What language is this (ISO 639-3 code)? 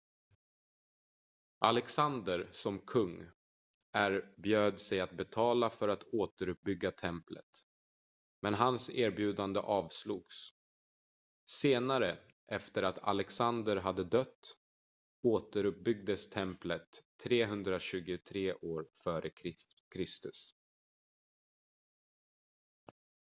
swe